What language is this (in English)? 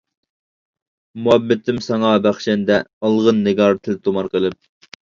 Uyghur